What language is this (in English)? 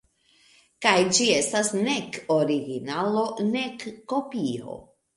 Esperanto